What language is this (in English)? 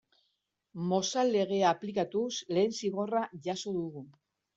Basque